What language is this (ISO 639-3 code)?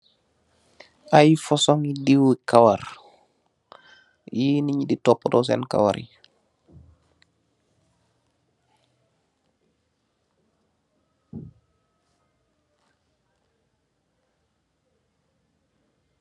wol